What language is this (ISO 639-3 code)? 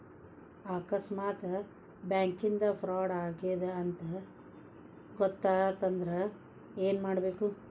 kan